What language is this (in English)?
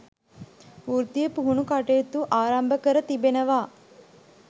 Sinhala